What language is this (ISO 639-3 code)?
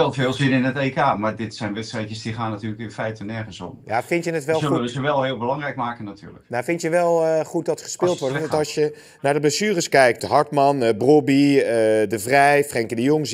nld